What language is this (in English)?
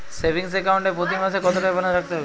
Bangla